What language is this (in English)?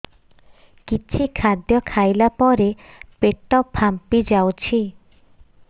Odia